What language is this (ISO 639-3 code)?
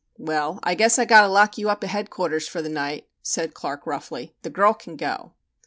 eng